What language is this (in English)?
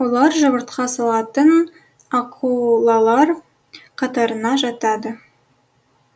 Kazakh